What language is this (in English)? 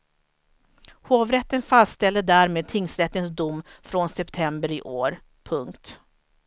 Swedish